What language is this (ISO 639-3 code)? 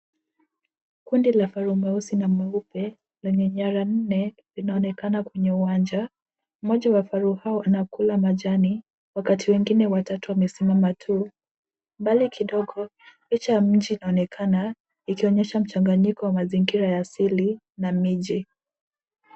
swa